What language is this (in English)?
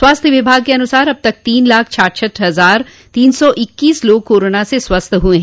Hindi